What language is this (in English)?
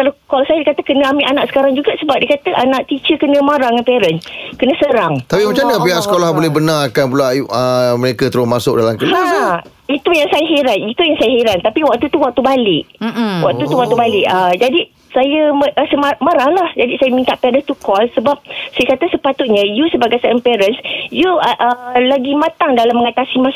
Malay